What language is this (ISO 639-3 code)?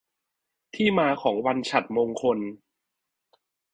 tha